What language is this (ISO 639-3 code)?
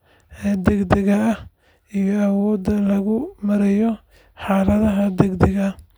som